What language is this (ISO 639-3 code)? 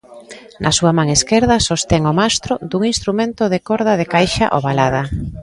glg